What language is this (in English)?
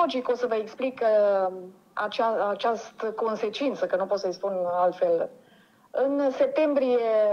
Romanian